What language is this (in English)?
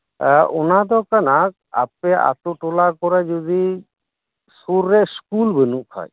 Santali